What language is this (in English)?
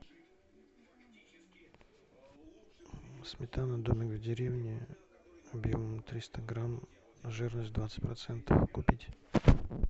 Russian